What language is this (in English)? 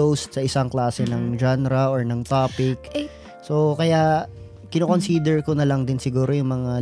Filipino